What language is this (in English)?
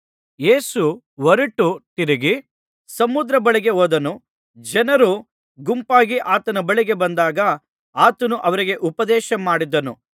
Kannada